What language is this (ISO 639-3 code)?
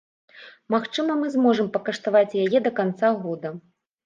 bel